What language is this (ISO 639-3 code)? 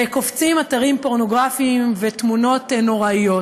heb